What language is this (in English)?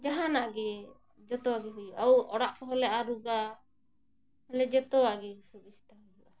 Santali